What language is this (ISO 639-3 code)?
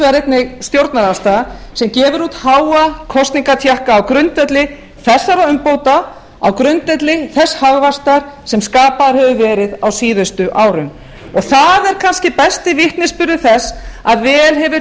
isl